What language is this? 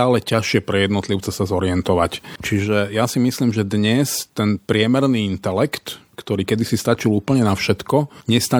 Slovak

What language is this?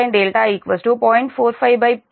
Telugu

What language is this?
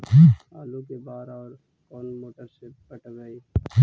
Magahi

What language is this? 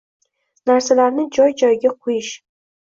Uzbek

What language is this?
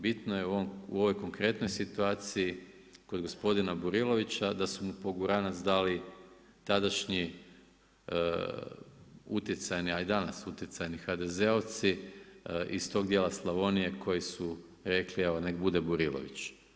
Croatian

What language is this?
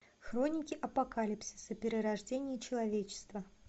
Russian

